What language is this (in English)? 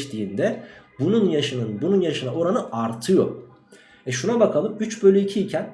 Turkish